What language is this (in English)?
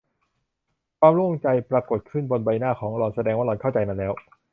Thai